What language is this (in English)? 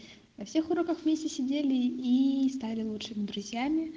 Russian